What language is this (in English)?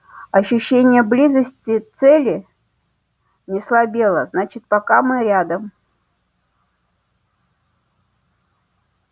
Russian